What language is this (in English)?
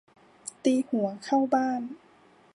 Thai